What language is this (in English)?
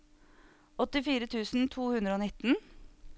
Norwegian